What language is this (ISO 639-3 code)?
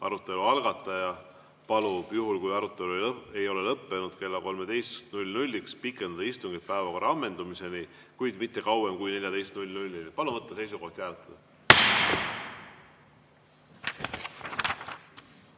est